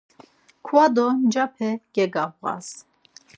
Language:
Laz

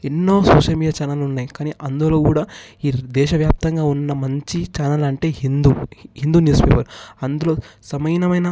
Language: Telugu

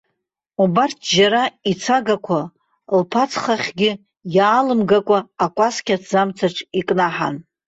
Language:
Abkhazian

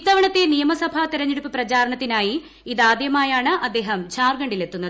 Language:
Malayalam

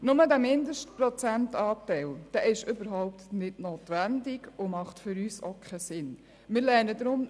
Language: Swiss German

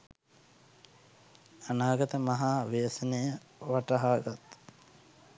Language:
Sinhala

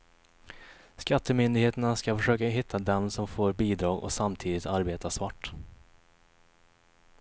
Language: Swedish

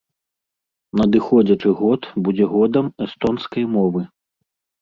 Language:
Belarusian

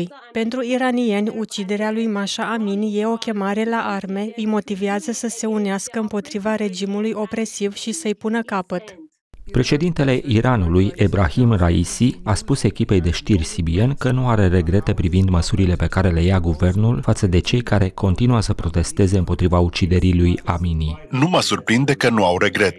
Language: Romanian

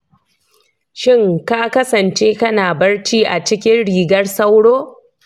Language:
Hausa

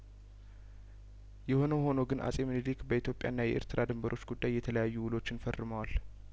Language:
Amharic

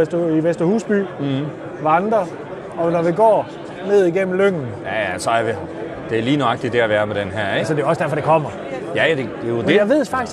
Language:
Danish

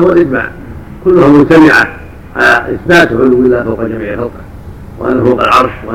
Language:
Arabic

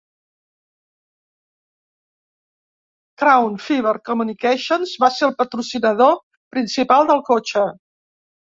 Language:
Catalan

